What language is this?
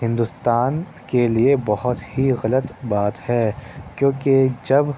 Urdu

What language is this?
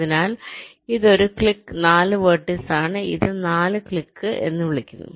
Malayalam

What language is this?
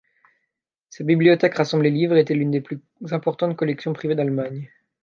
French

